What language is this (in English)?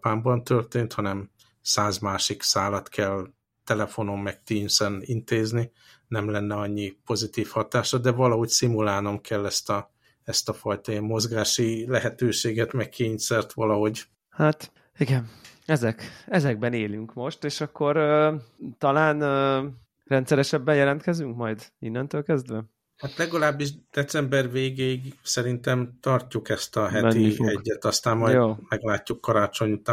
Hungarian